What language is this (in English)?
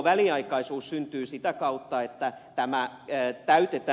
Finnish